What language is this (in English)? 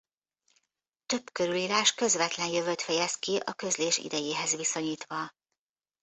Hungarian